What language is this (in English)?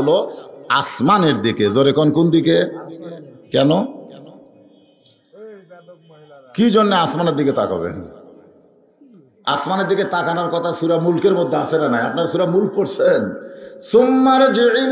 Bangla